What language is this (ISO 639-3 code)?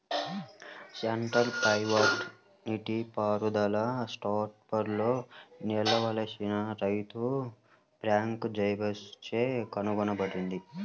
tel